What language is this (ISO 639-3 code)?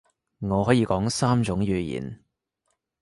yue